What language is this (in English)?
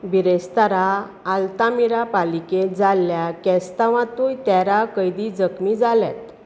Konkani